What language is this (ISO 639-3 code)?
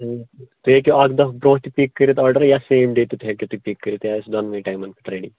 kas